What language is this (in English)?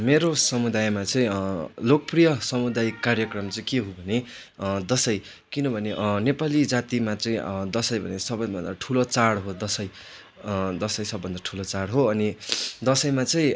Nepali